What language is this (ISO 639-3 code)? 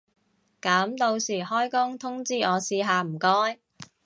yue